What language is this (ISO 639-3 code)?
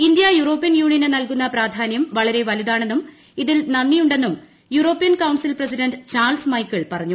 mal